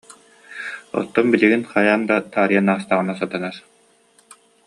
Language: Yakut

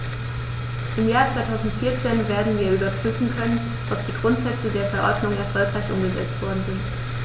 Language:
German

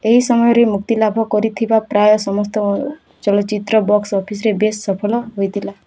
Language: Odia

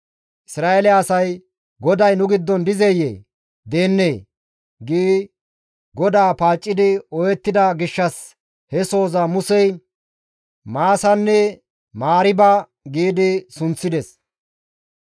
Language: Gamo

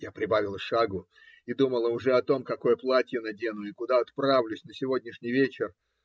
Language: Russian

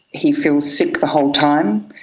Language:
English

